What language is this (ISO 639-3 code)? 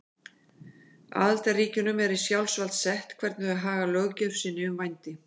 isl